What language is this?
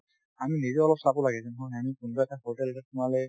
Assamese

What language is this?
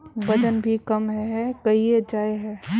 Magahi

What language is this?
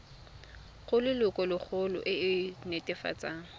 Tswana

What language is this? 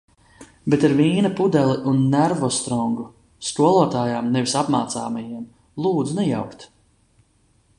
Latvian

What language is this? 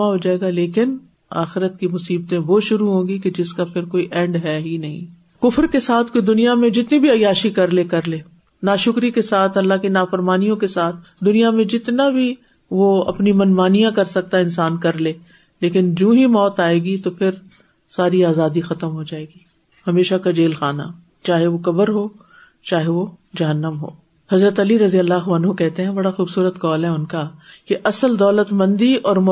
Urdu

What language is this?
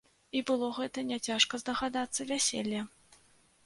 Belarusian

